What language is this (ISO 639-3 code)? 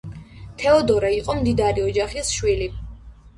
kat